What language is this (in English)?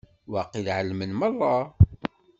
Kabyle